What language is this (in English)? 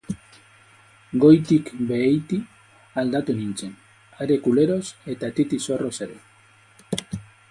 Basque